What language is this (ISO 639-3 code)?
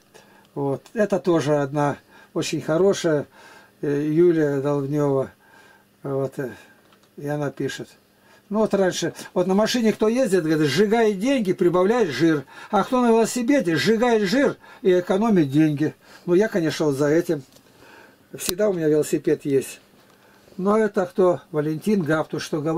rus